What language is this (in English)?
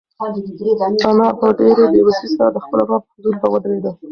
Pashto